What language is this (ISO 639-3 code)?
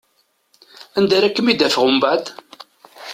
kab